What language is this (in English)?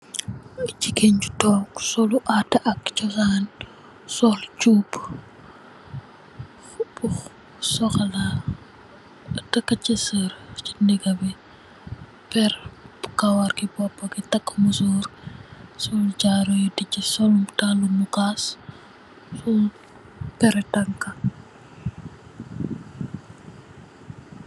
Wolof